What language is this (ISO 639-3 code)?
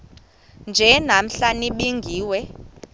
xho